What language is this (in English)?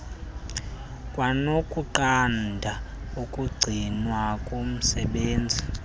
Xhosa